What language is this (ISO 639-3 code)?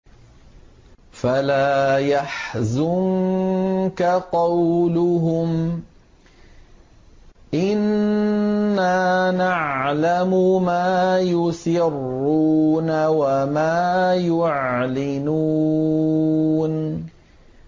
ara